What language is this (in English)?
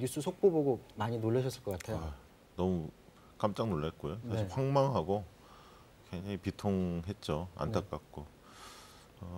Korean